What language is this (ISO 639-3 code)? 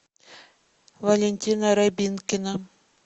rus